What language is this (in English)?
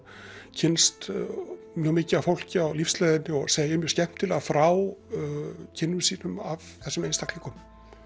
Icelandic